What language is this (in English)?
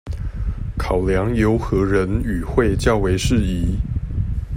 Chinese